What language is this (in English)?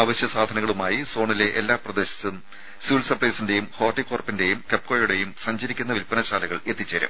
Malayalam